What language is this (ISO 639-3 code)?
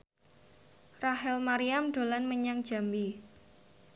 jav